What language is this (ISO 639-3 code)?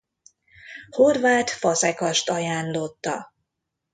hun